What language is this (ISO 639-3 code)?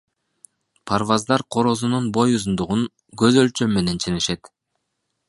kir